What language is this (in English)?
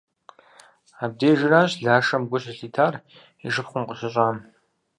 Kabardian